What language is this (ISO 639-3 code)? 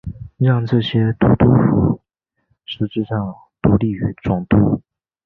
zho